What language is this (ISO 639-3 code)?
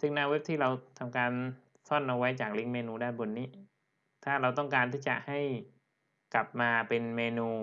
tha